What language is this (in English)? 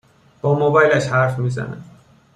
Persian